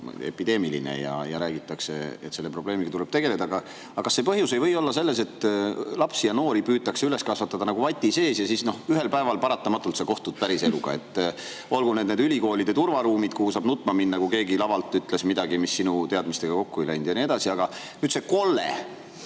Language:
Estonian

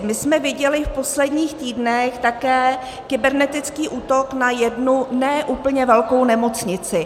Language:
Czech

